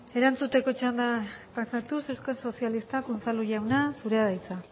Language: Basque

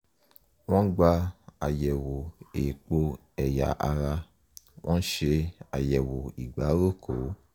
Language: Yoruba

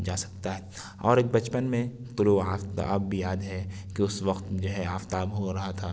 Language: Urdu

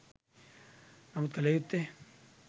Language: Sinhala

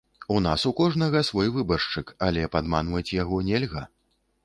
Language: Belarusian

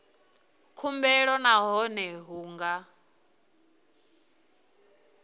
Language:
Venda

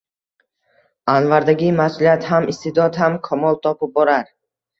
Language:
Uzbek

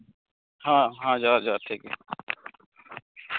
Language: Santali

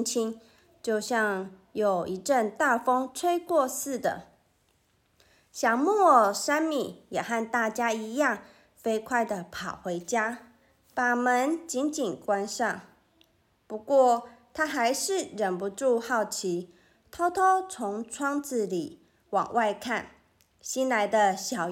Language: Chinese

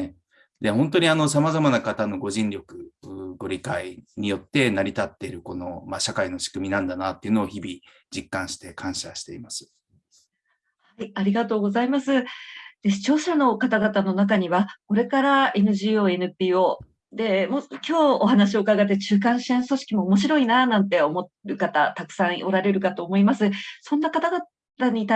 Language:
Japanese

